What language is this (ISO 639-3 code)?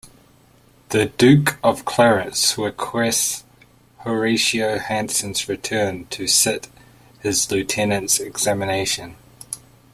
eng